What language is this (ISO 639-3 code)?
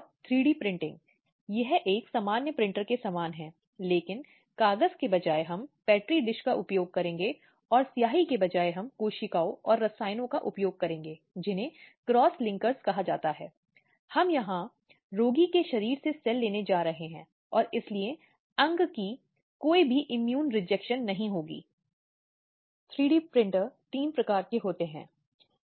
hin